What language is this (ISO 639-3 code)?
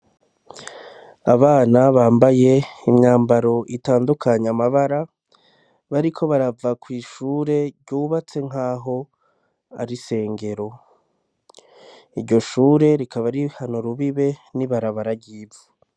run